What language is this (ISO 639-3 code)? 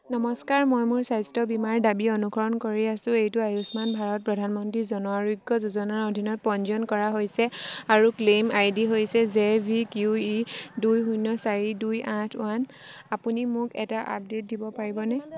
asm